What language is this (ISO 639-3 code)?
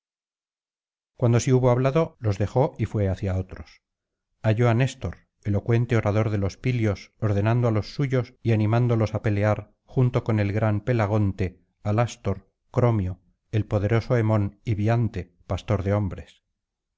spa